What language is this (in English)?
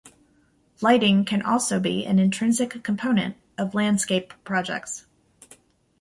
English